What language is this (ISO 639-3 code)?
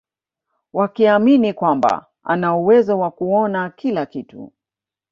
swa